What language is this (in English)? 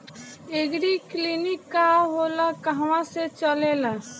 Bhojpuri